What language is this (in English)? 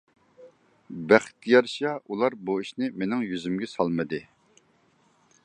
Uyghur